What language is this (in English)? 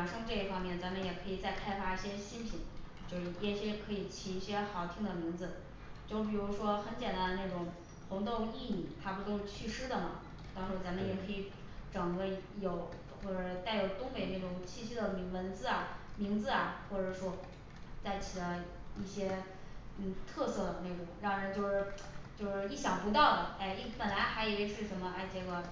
Chinese